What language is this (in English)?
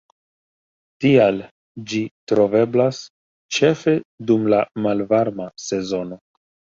Esperanto